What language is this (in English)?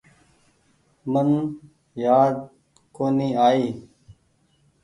Goaria